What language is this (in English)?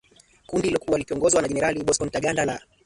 Swahili